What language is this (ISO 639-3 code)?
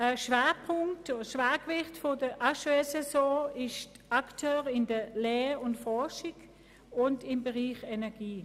gsw